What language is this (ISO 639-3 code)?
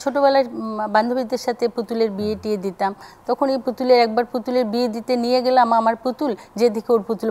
hin